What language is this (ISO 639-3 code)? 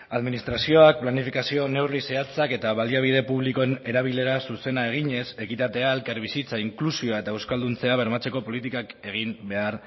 eus